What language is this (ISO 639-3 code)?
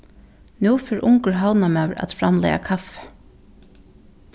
fao